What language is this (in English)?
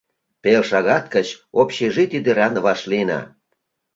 Mari